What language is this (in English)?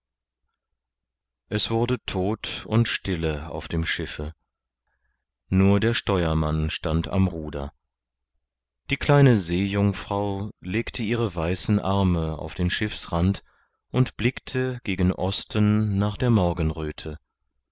German